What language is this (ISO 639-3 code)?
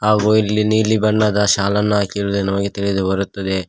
kan